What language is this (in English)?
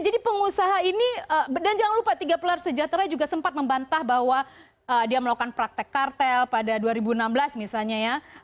Indonesian